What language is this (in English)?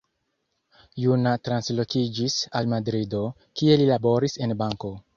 Esperanto